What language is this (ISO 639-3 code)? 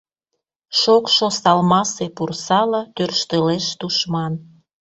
chm